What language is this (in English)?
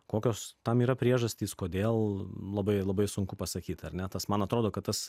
Lithuanian